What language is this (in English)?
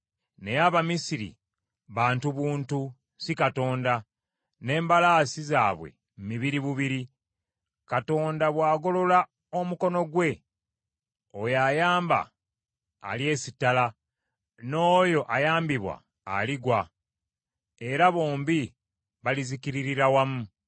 Ganda